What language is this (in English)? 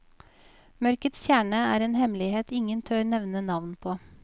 Norwegian